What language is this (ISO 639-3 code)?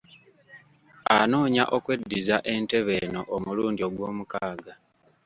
lug